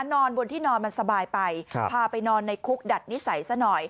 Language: Thai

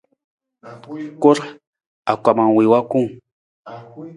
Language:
Nawdm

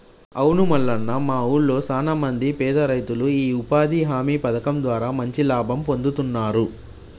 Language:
Telugu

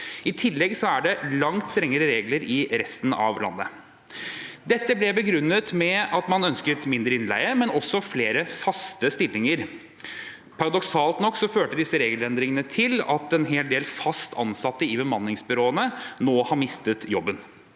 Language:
Norwegian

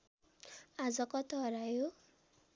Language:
Nepali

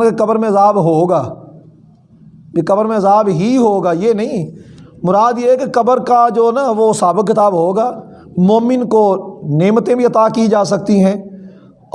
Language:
Urdu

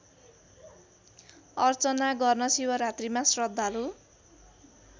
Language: Nepali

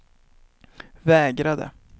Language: Swedish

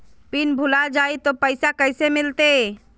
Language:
Magahi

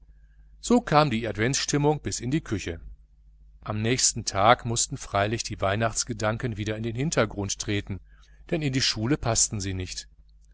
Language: German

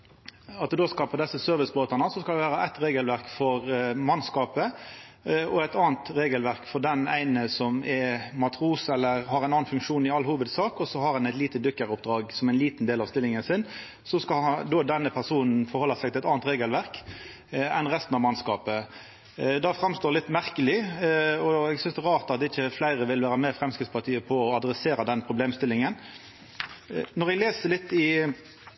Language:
Norwegian Nynorsk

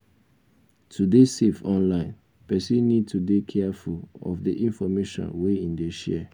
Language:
Nigerian Pidgin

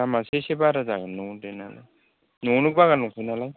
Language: Bodo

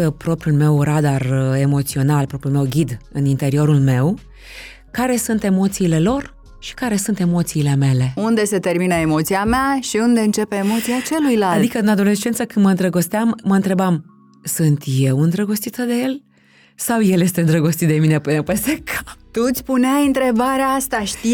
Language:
Romanian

